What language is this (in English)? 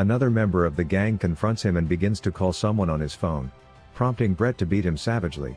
English